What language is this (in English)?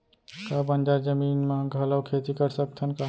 Chhattisgarhi